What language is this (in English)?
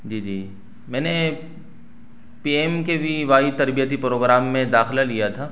Urdu